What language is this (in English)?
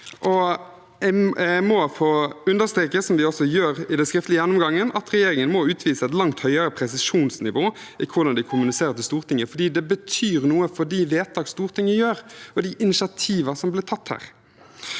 Norwegian